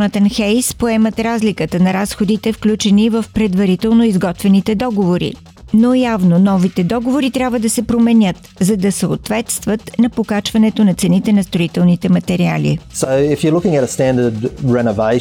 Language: Bulgarian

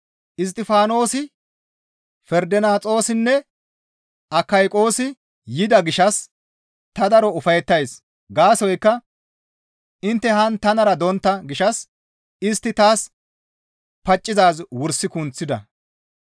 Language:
Gamo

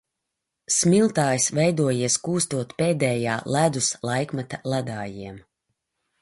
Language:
Latvian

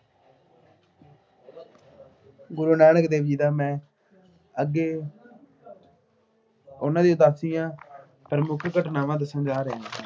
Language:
Punjabi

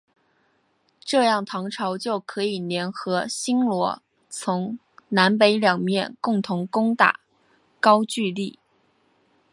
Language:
Chinese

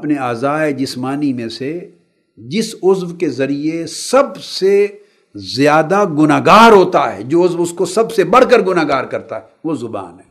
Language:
Urdu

